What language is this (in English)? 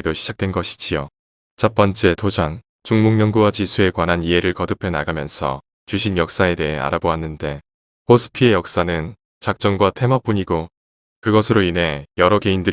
Korean